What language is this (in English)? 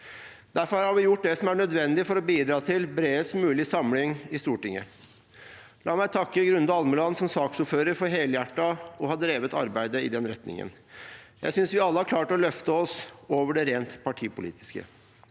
Norwegian